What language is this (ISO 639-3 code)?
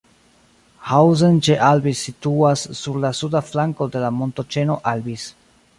epo